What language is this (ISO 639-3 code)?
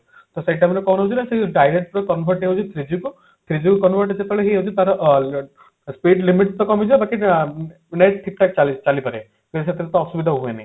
ori